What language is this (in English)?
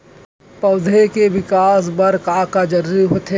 Chhattisgarhi